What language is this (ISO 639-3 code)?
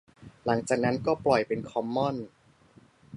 tha